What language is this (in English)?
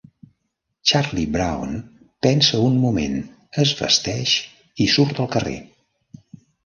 Catalan